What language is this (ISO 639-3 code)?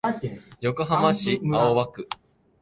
jpn